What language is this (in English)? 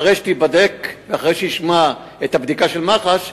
Hebrew